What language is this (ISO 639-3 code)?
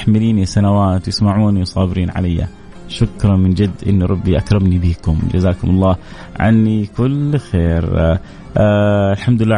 ara